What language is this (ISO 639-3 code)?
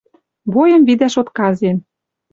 mrj